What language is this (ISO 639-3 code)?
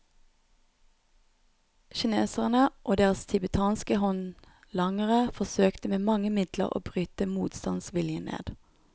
nor